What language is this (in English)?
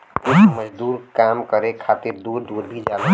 Bhojpuri